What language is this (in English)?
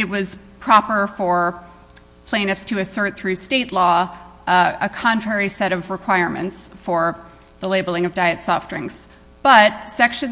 English